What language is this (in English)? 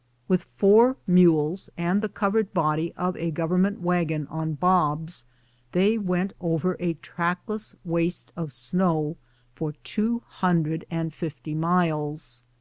English